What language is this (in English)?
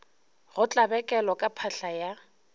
Northern Sotho